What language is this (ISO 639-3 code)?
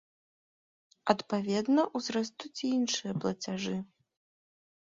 bel